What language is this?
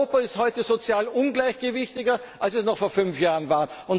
German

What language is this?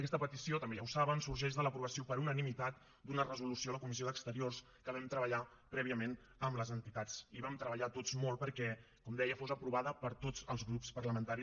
Catalan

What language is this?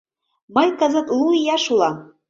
Mari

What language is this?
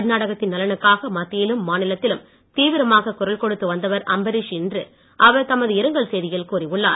Tamil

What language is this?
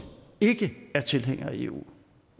Danish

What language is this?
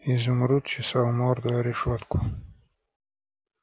Russian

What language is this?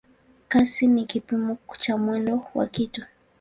Swahili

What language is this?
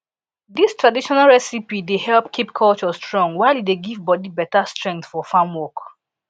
Nigerian Pidgin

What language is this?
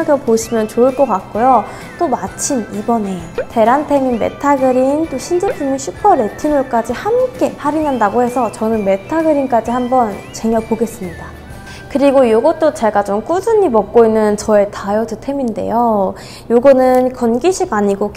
Korean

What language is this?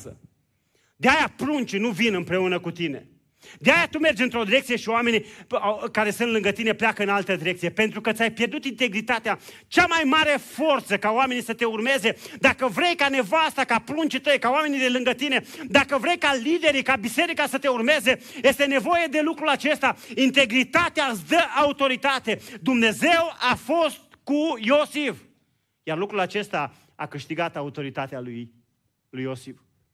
Romanian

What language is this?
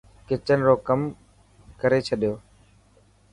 Dhatki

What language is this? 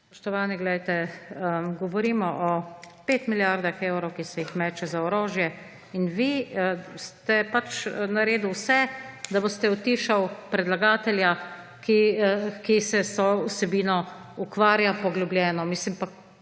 Slovenian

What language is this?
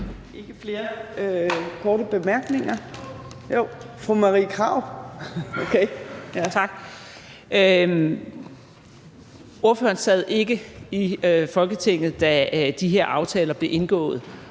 Danish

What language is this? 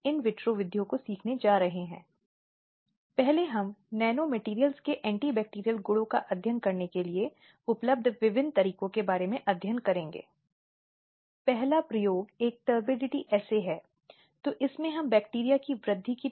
Hindi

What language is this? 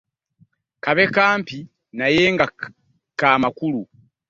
Ganda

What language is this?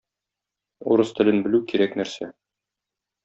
Tatar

